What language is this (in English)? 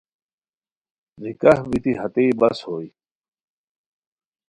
Khowar